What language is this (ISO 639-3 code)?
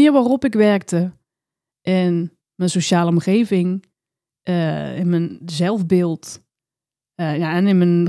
nld